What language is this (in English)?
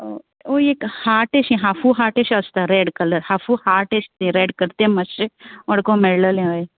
Konkani